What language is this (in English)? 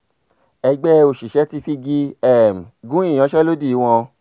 Yoruba